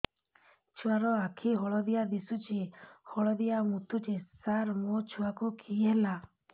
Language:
Odia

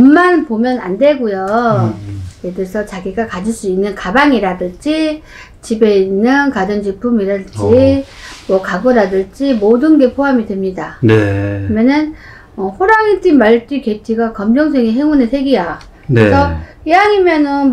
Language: Korean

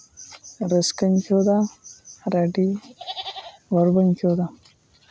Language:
Santali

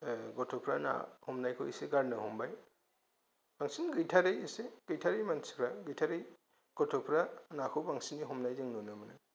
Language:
Bodo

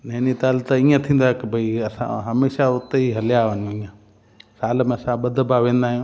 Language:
Sindhi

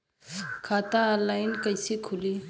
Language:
Bhojpuri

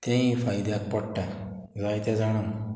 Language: Konkani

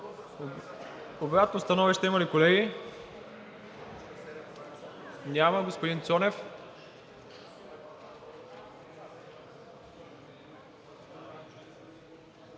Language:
Bulgarian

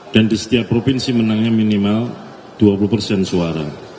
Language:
Indonesian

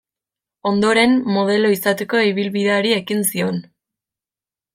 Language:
Basque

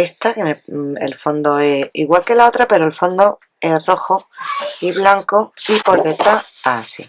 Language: Spanish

